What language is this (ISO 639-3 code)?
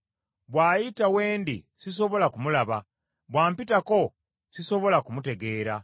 lug